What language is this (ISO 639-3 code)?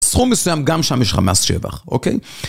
heb